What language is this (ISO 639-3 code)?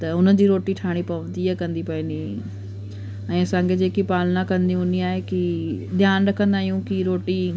snd